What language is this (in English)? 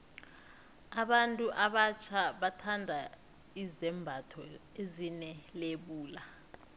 South Ndebele